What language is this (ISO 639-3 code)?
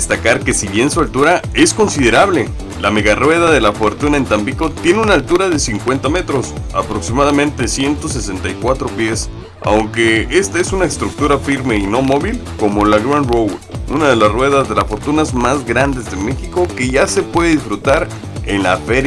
spa